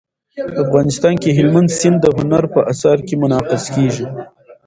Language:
Pashto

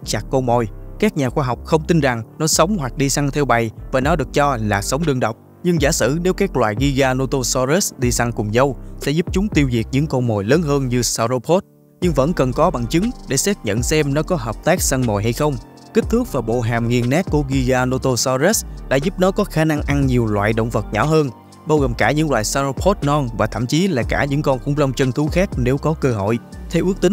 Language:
Vietnamese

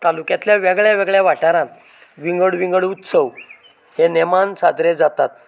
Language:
Konkani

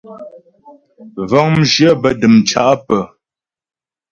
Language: Ghomala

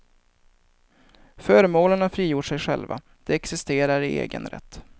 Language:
Swedish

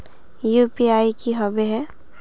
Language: Magahi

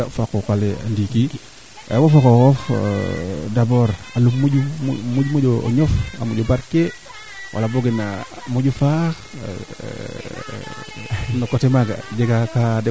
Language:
Serer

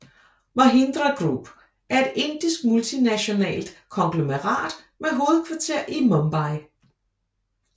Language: Danish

